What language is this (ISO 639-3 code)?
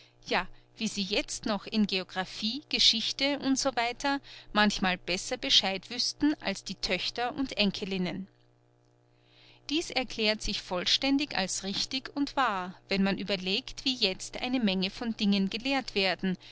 deu